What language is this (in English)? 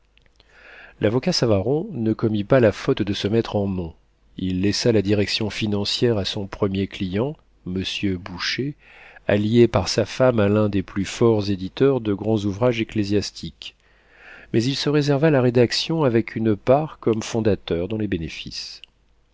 French